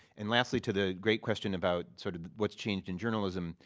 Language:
English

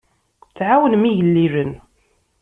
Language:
Kabyle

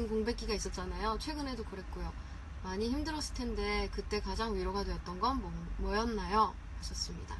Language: Korean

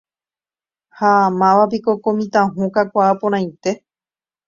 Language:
Guarani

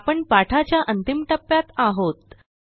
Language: Marathi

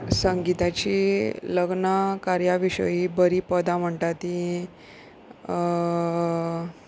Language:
Konkani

